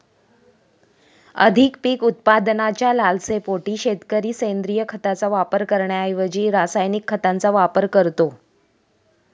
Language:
Marathi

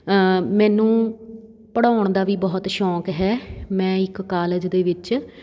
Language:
Punjabi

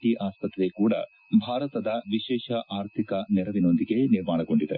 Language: Kannada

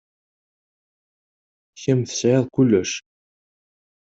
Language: Kabyle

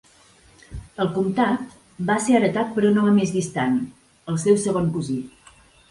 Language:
Catalan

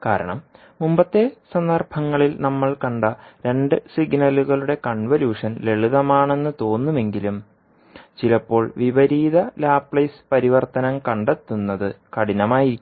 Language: Malayalam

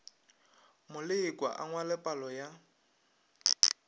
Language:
Northern Sotho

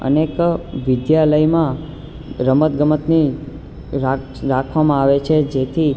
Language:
Gujarati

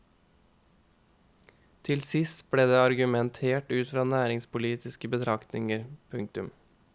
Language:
Norwegian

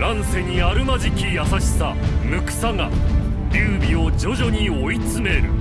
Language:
Japanese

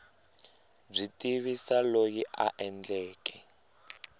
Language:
Tsonga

